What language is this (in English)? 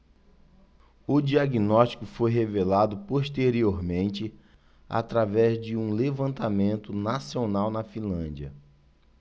Portuguese